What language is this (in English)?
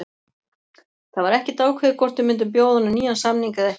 Icelandic